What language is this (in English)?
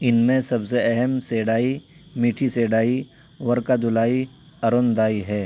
Urdu